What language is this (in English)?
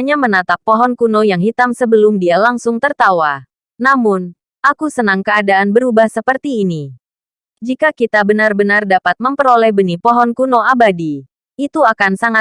Indonesian